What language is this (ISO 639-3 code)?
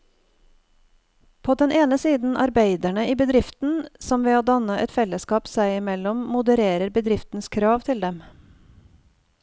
nor